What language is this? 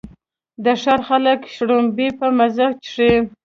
Pashto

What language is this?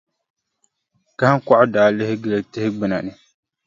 Dagbani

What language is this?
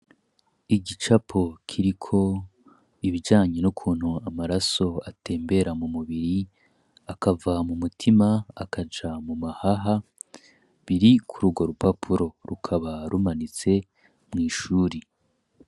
Rundi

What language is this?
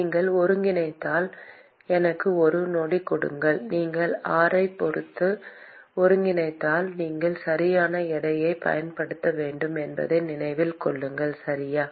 Tamil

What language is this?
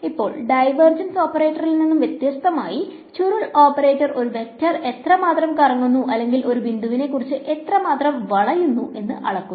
Malayalam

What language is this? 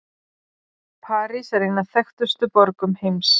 Icelandic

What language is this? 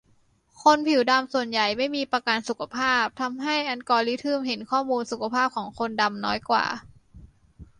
Thai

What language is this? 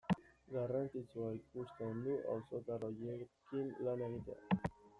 Basque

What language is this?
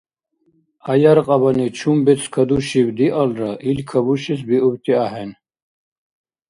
Dargwa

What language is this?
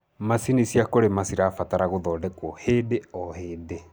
Kikuyu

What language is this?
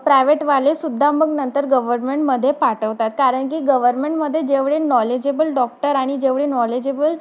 Marathi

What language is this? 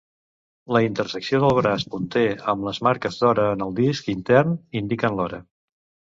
Catalan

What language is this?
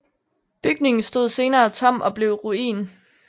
Danish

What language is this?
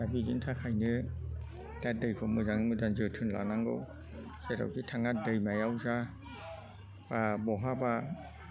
Bodo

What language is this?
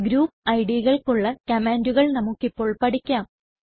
Malayalam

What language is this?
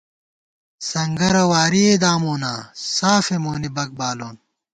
Gawar-Bati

